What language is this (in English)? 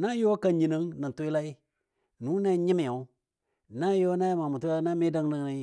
Dadiya